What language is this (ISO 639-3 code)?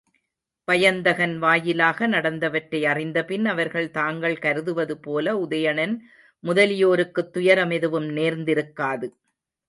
tam